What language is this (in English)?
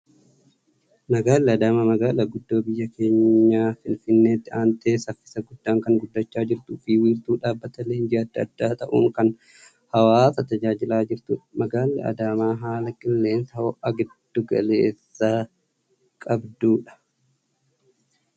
Oromo